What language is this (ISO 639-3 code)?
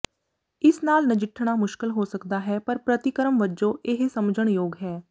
pan